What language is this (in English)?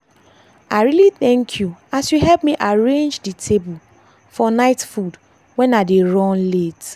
Nigerian Pidgin